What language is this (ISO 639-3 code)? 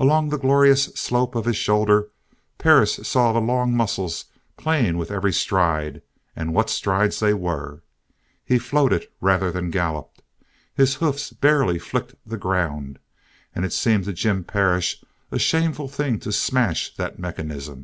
eng